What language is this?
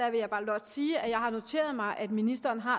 Danish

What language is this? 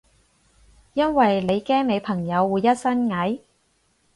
Cantonese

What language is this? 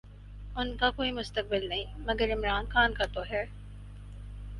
Urdu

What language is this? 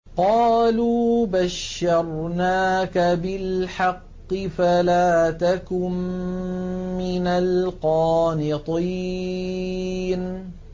Arabic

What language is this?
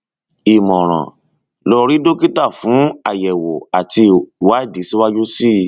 Yoruba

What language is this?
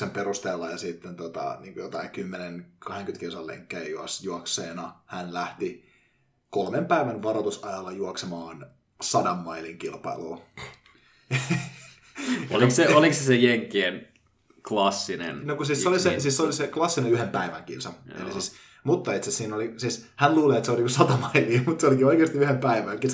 Finnish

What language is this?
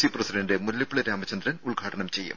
Malayalam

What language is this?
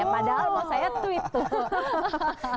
Indonesian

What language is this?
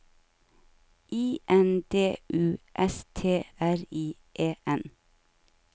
Norwegian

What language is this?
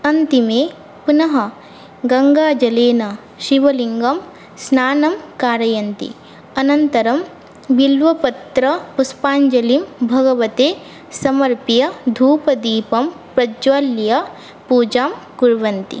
Sanskrit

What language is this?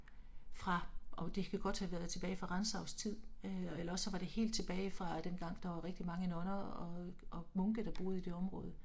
Danish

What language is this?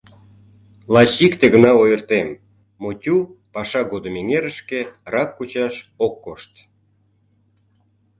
Mari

